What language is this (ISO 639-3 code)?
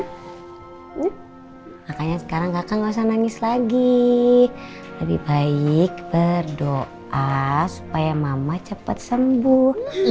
ind